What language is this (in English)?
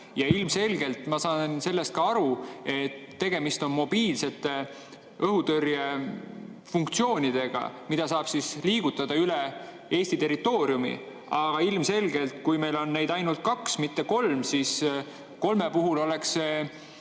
Estonian